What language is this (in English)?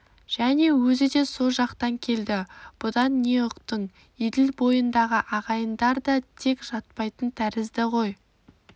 Kazakh